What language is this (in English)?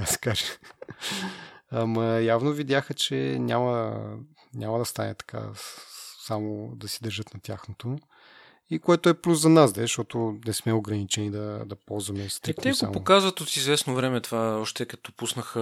Bulgarian